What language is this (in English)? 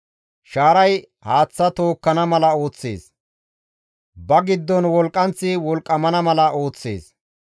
Gamo